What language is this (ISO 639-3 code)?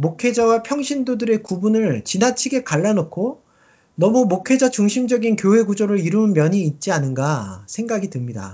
kor